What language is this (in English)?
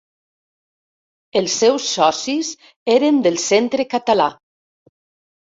Catalan